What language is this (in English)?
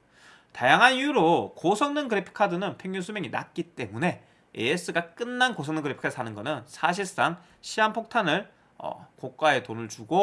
Korean